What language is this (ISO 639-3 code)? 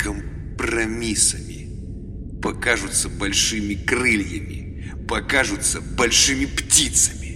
rus